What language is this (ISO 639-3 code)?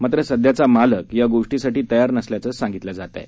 mar